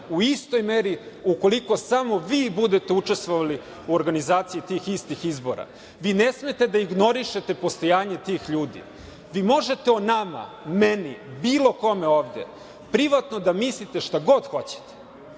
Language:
Serbian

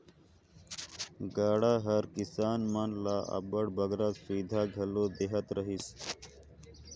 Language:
Chhattisgarhi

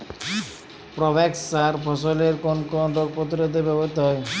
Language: Bangla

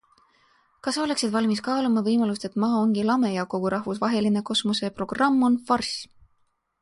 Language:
Estonian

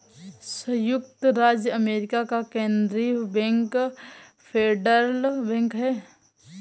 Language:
Hindi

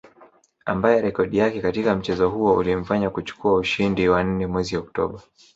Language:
Swahili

